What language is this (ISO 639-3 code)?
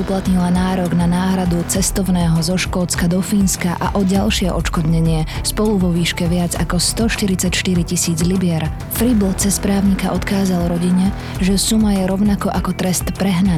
slk